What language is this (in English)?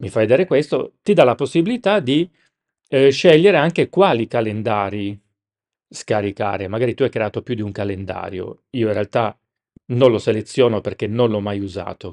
Italian